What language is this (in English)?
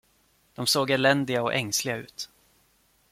Swedish